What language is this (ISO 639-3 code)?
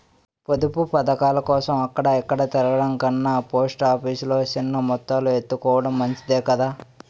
tel